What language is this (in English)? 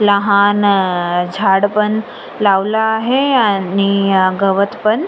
Marathi